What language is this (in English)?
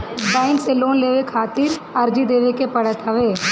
Bhojpuri